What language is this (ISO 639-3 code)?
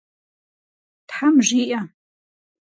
kbd